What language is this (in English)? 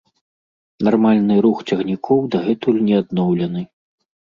Belarusian